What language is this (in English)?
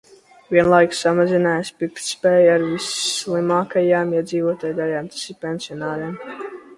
Latvian